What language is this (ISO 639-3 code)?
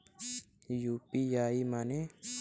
bho